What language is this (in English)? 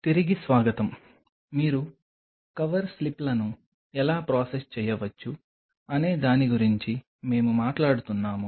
Telugu